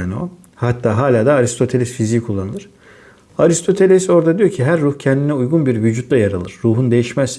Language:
Turkish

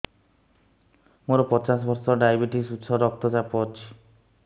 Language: Odia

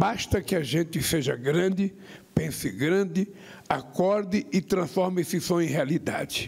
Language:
Portuguese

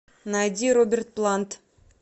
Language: Russian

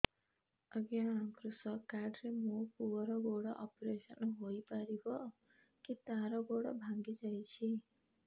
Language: Odia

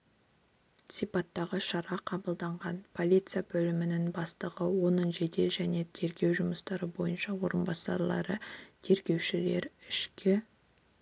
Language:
Kazakh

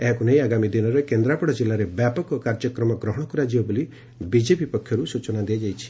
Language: Odia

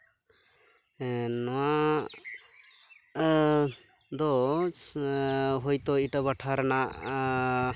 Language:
Santali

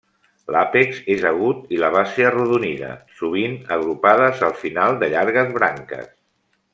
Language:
Catalan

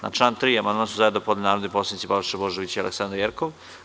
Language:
Serbian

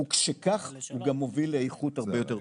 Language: Hebrew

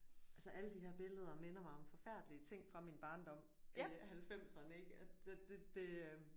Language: Danish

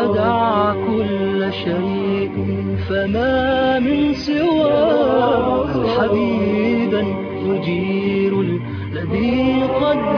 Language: Arabic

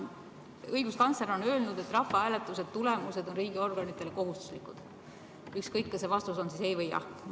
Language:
Estonian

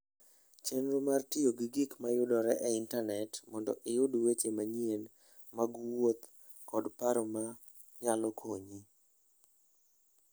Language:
Luo (Kenya and Tanzania)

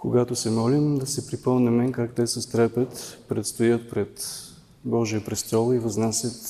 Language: Bulgarian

